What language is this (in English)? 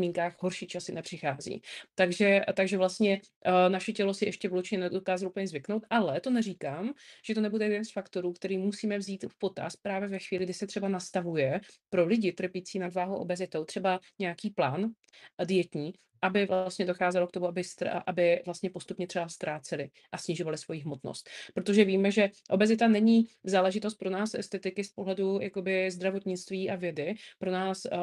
Czech